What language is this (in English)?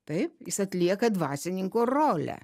Lithuanian